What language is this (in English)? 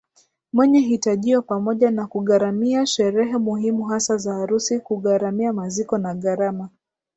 Swahili